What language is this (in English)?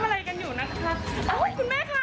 Thai